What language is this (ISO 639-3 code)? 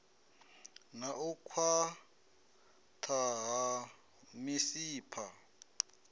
ven